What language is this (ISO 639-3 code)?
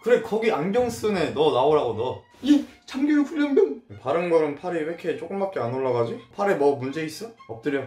kor